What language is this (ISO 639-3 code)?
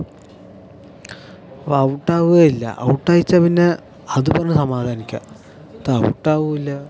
mal